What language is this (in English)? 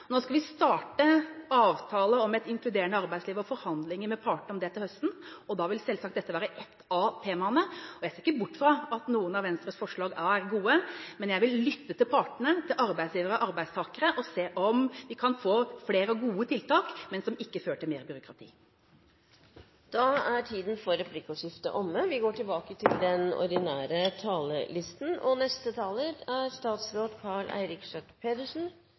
Norwegian